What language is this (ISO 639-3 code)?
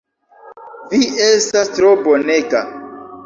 epo